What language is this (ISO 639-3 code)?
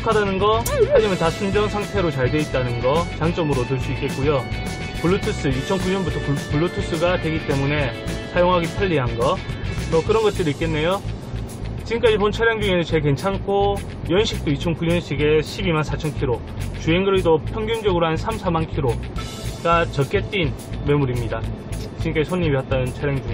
kor